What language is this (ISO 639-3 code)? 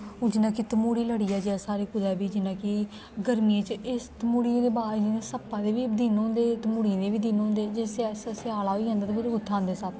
doi